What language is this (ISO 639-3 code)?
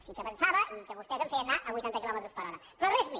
cat